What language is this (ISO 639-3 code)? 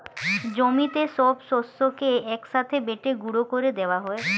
ben